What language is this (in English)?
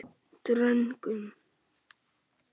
Icelandic